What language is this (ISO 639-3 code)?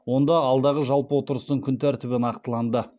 kaz